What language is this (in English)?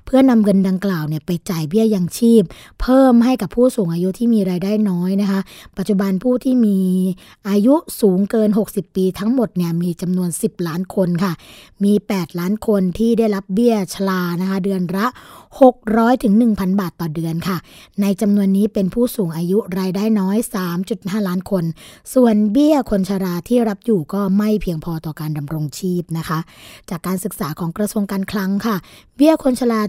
Thai